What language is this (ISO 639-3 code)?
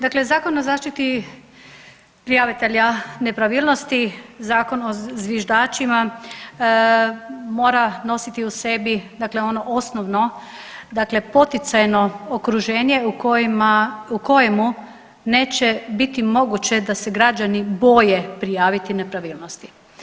hrv